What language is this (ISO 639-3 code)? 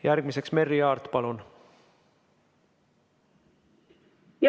est